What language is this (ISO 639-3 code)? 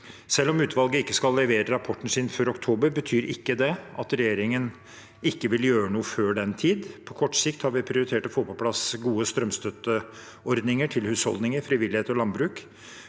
nor